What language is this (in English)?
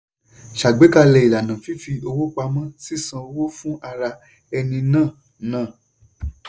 Yoruba